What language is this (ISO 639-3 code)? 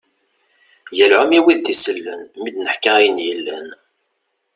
kab